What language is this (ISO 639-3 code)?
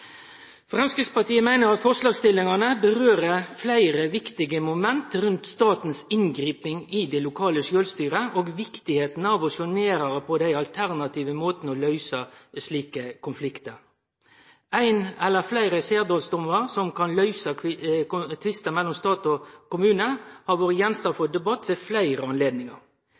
nno